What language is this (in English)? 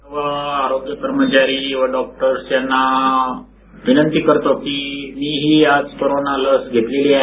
Marathi